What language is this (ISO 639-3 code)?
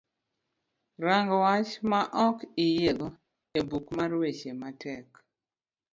luo